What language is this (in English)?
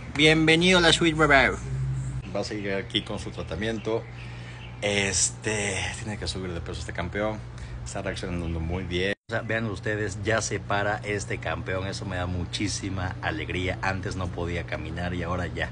Spanish